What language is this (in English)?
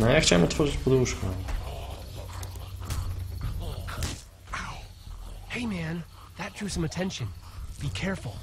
Polish